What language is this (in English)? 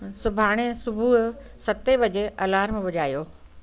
Sindhi